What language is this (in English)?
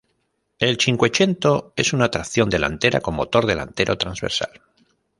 Spanish